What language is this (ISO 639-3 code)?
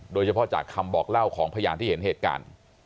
tha